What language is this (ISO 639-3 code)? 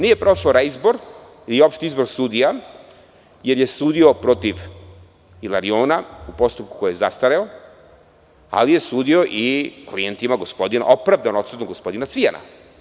srp